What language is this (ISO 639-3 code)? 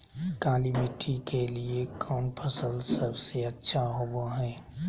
mag